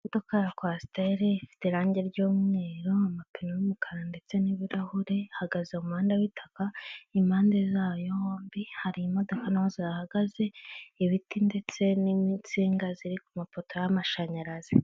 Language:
Kinyarwanda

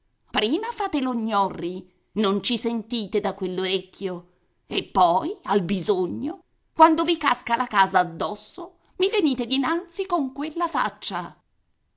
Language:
Italian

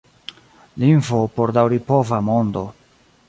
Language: Esperanto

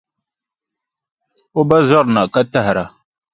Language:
Dagbani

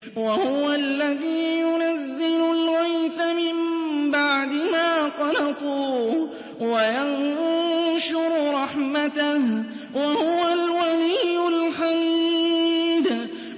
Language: Arabic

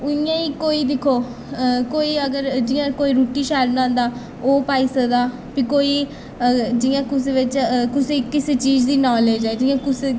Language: Dogri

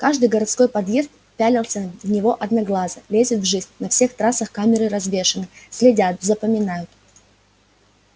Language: Russian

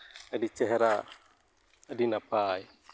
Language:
Santali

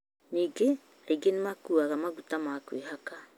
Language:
Kikuyu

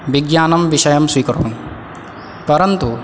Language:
Sanskrit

